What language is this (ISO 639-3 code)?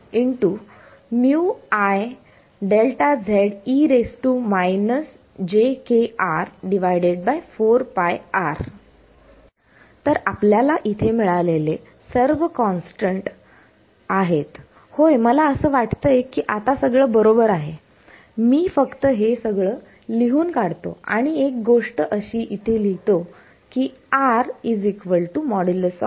mar